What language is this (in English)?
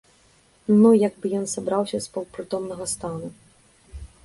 Belarusian